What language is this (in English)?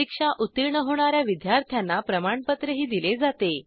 Marathi